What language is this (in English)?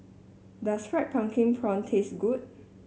English